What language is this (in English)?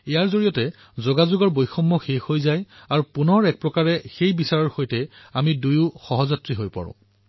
Assamese